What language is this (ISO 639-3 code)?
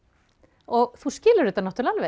isl